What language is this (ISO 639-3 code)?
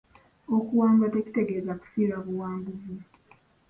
lug